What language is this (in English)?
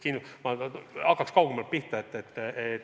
Estonian